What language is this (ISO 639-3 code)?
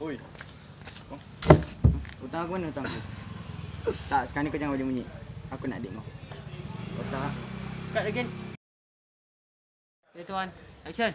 msa